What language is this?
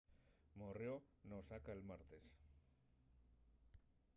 Asturian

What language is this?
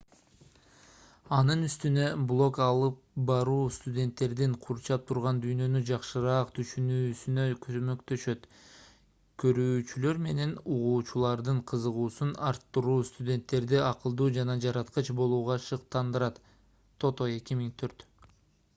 Kyrgyz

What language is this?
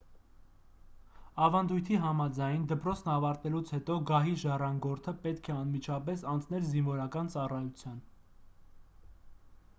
Armenian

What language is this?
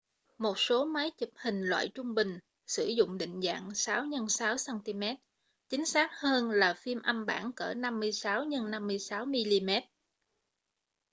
Vietnamese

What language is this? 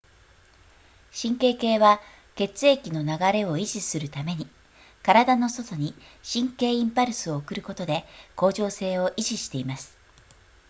Japanese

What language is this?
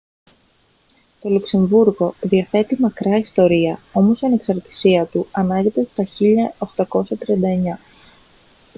Greek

